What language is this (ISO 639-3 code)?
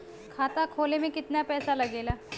bho